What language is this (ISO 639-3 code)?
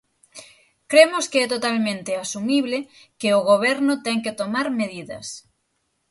glg